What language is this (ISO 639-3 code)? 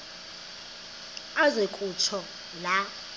xho